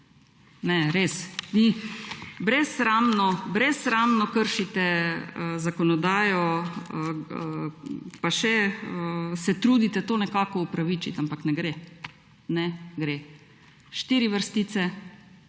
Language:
Slovenian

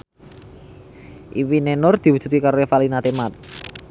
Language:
Javanese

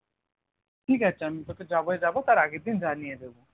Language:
Bangla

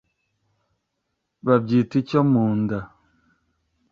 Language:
Kinyarwanda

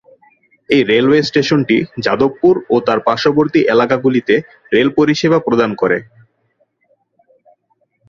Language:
Bangla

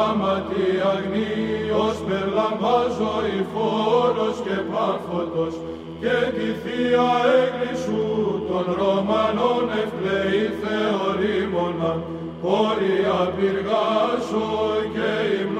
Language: Greek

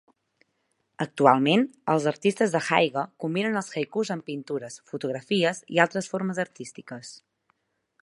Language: Catalan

